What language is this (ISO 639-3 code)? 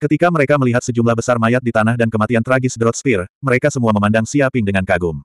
ind